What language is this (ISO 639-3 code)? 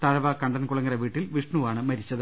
mal